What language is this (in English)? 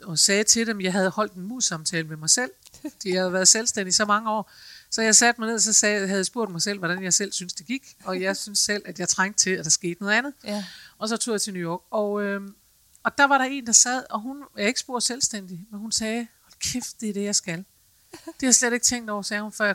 Danish